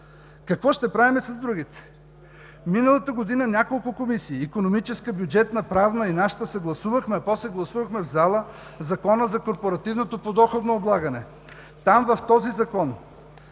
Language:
Bulgarian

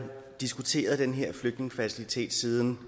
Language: Danish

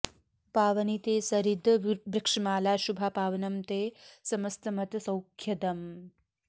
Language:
Sanskrit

